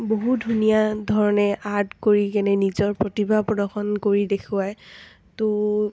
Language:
Assamese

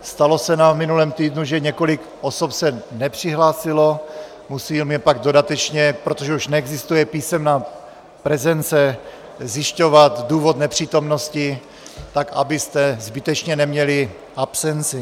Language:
Czech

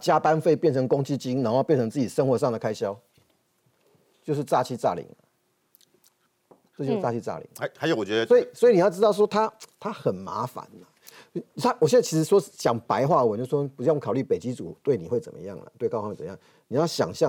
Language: Chinese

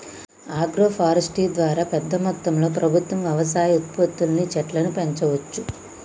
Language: Telugu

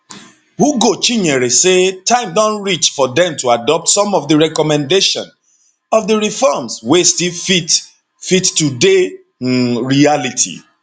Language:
Nigerian Pidgin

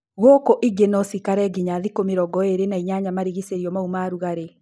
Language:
Kikuyu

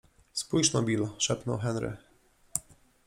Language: Polish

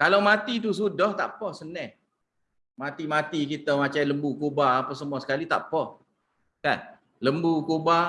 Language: Malay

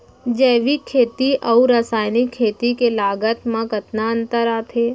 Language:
Chhattisgarhi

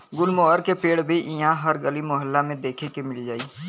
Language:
Bhojpuri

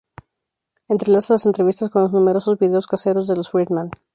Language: Spanish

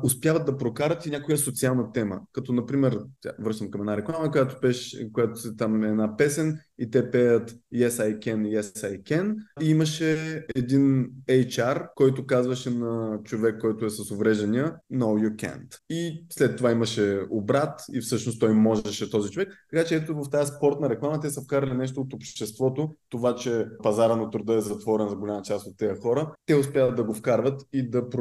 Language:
Bulgarian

